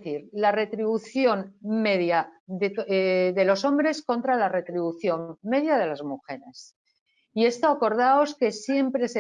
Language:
Spanish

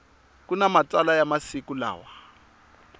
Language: Tsonga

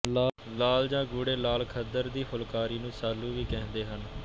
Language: Punjabi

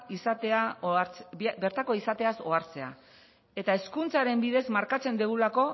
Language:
Basque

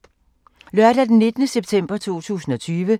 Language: Danish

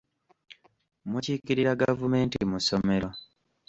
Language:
Ganda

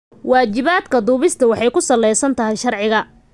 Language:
Somali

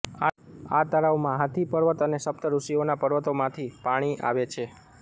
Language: Gujarati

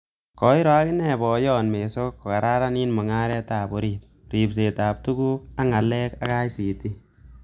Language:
Kalenjin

